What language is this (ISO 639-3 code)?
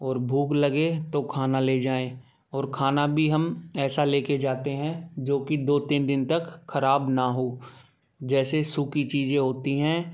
hin